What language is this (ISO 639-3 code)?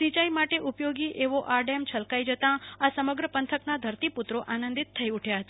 guj